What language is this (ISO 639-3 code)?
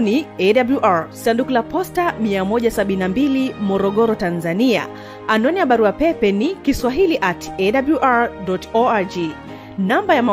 swa